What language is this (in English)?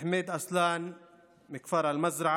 Hebrew